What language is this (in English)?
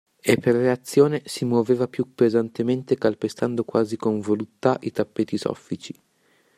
Italian